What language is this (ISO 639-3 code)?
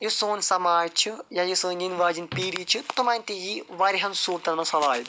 kas